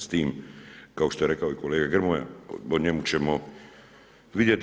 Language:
Croatian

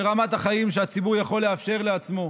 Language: Hebrew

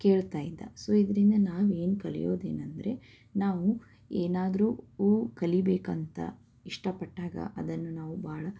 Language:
Kannada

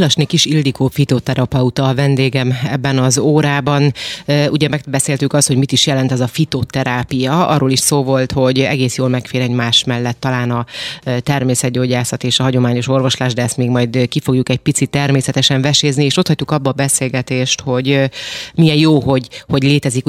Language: Hungarian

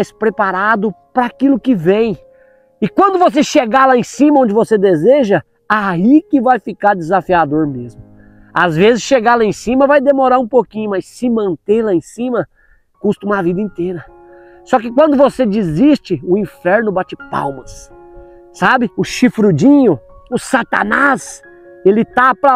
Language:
Portuguese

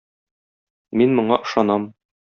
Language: Tatar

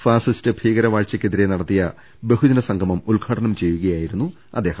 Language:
Malayalam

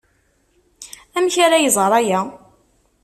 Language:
Kabyle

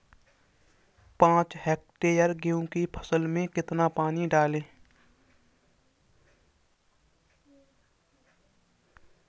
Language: Hindi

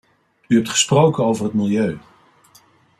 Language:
Dutch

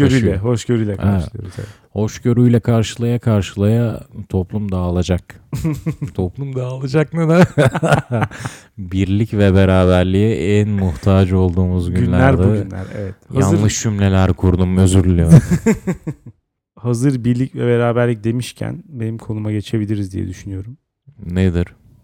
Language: Turkish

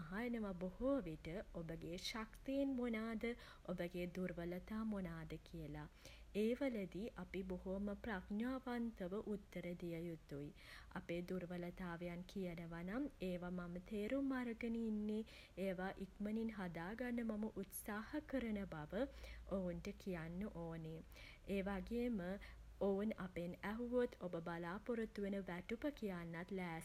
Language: Sinhala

